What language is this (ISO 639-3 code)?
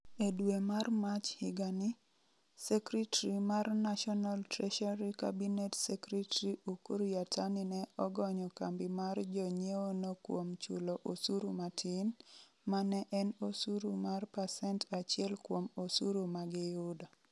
luo